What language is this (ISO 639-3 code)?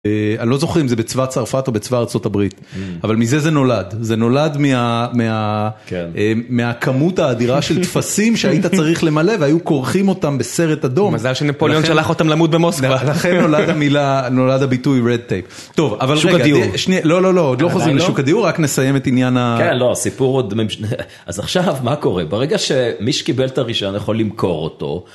heb